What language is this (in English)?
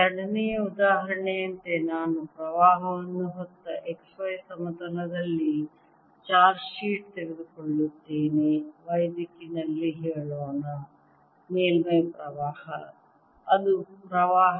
Kannada